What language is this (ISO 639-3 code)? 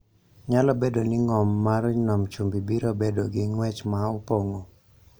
luo